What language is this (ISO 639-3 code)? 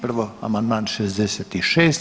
hrv